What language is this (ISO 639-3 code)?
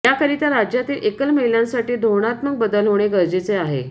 mar